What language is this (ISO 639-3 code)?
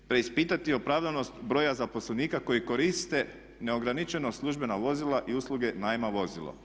hrv